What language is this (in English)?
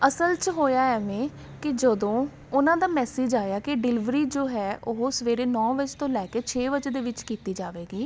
Punjabi